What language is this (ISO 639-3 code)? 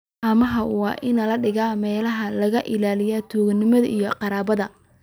som